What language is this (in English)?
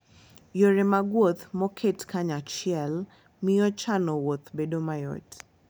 Luo (Kenya and Tanzania)